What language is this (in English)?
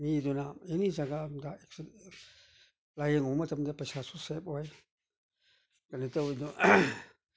Manipuri